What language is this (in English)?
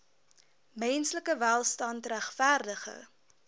Afrikaans